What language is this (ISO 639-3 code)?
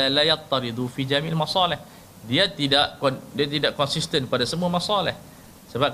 msa